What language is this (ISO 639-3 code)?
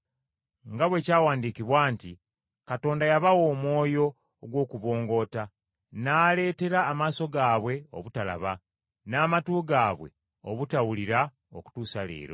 lug